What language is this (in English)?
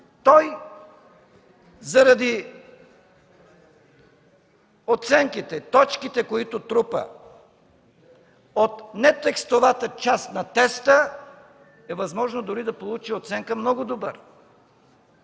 Bulgarian